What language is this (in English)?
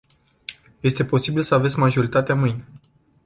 Romanian